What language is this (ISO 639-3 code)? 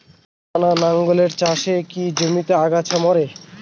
ben